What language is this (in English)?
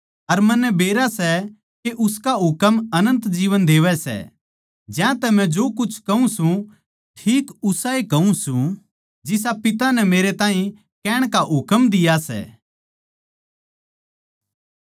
Haryanvi